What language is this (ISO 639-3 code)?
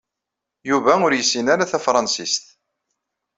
kab